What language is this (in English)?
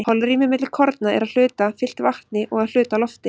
Icelandic